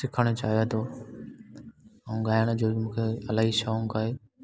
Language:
Sindhi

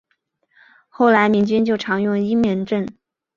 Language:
Chinese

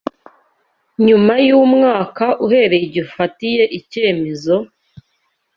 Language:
Kinyarwanda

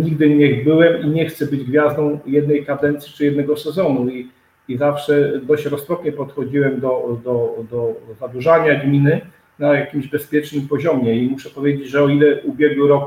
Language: Polish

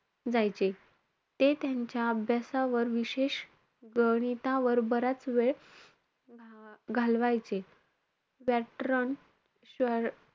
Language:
Marathi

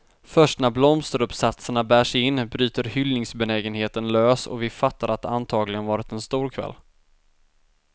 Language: Swedish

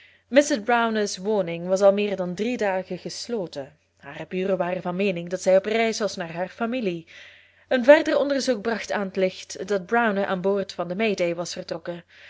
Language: Dutch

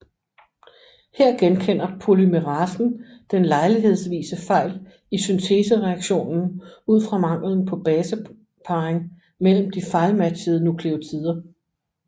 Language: Danish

